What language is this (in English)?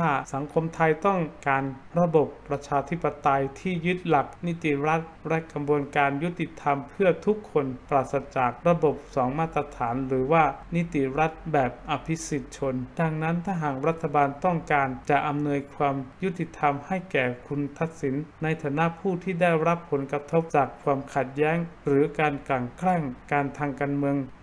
Thai